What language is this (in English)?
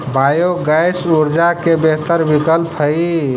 Magahi